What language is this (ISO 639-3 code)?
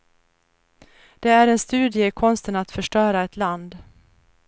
swe